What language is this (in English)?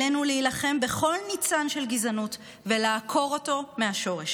Hebrew